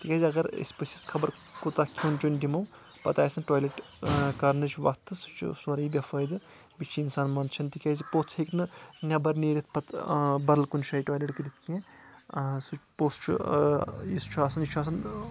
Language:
Kashmiri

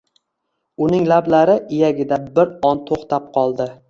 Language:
Uzbek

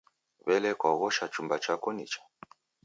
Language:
Taita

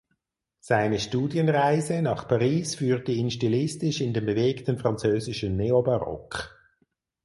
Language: German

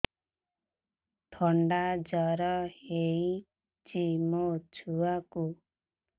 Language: Odia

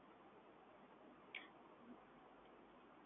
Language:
Gujarati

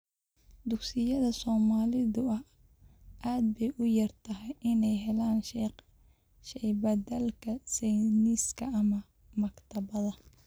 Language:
Somali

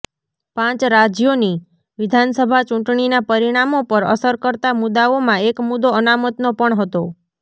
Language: Gujarati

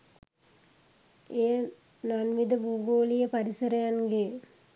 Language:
Sinhala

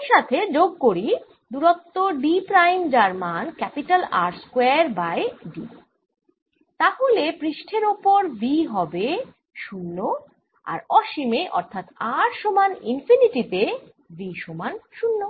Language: Bangla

